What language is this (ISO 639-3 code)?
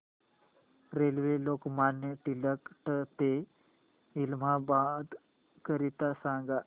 mar